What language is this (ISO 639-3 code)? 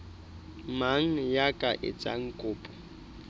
sot